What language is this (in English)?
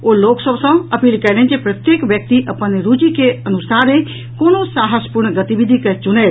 Maithili